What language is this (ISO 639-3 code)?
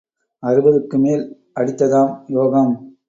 tam